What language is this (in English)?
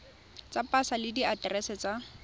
Tswana